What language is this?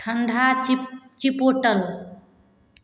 Maithili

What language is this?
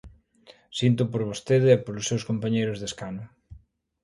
Galician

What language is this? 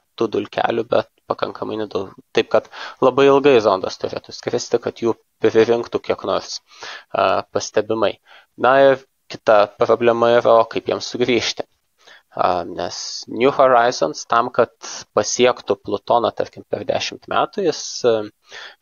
Lithuanian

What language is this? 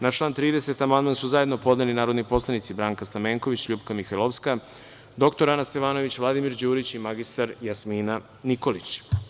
Serbian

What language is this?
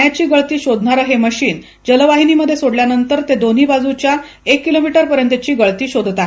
Marathi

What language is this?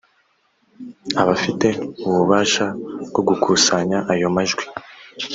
Kinyarwanda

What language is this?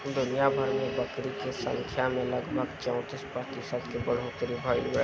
Bhojpuri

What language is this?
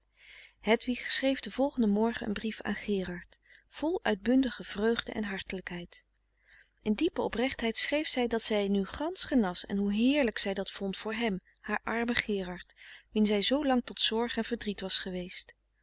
Dutch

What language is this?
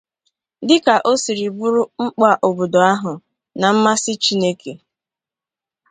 Igbo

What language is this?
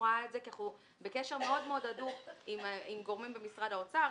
Hebrew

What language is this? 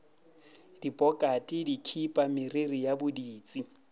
Northern Sotho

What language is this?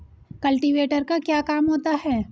Hindi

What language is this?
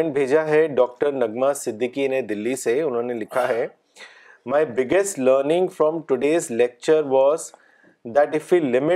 Urdu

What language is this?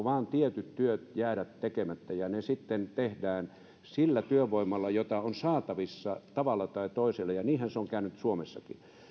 Finnish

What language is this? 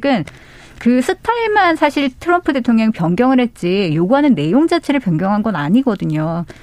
Korean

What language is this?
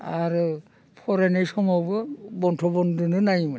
Bodo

